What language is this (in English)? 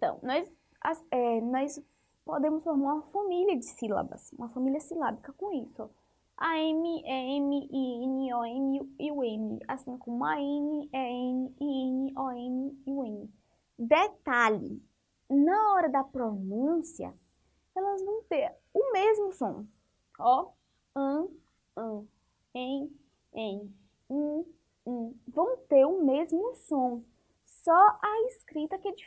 Portuguese